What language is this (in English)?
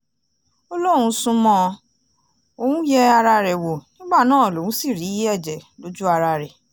Yoruba